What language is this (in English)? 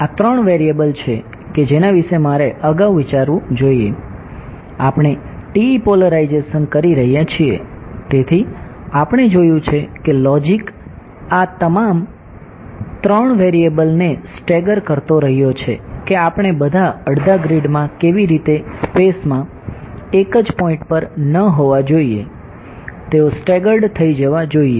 Gujarati